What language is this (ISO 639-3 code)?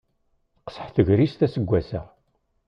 kab